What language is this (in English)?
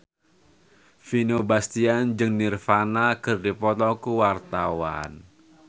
Sundanese